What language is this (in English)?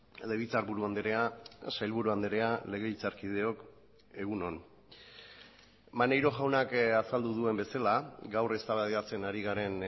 Basque